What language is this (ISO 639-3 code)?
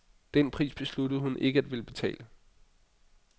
dan